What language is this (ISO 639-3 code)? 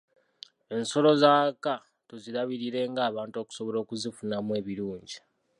lug